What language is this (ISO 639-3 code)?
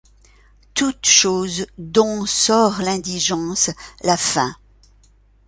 fra